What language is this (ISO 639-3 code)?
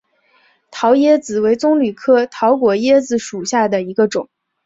zho